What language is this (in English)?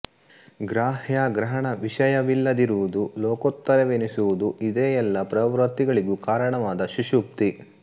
Kannada